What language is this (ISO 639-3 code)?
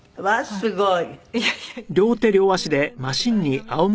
jpn